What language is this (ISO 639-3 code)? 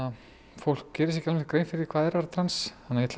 isl